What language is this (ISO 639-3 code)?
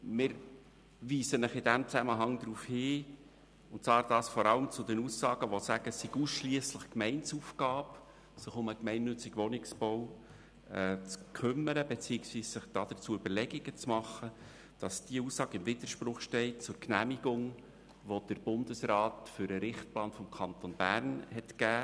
gsw